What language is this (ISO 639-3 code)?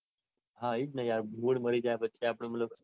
guj